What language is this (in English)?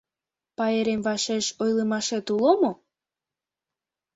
Mari